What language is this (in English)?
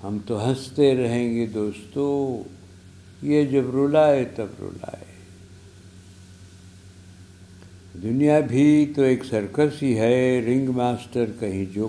Urdu